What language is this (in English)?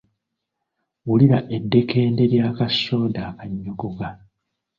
Ganda